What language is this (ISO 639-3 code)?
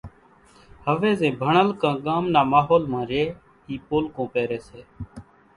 gjk